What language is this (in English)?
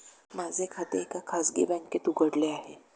Marathi